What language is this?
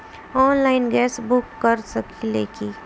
Bhojpuri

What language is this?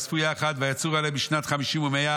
Hebrew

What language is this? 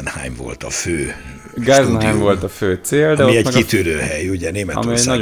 Hungarian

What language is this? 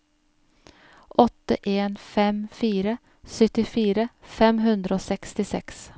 Norwegian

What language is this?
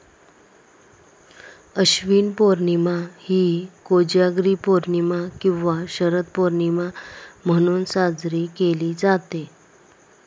Marathi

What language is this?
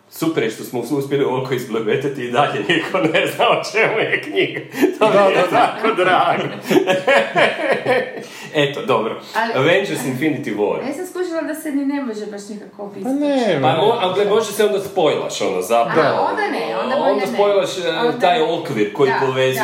Croatian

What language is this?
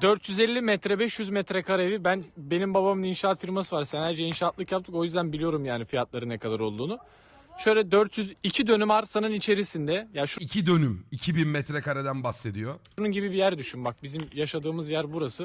Turkish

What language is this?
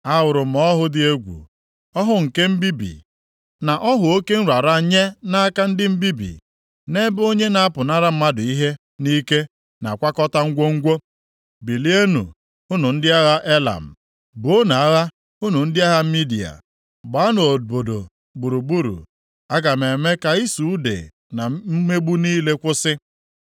Igbo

